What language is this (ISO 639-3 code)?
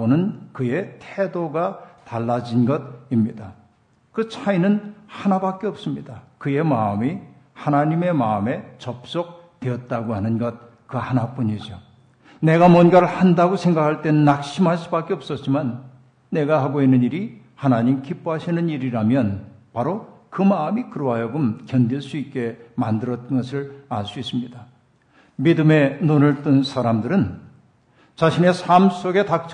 kor